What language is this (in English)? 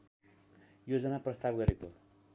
Nepali